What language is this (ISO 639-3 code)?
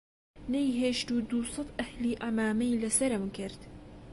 ckb